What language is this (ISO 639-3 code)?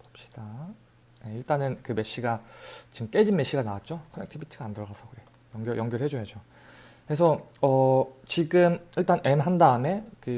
kor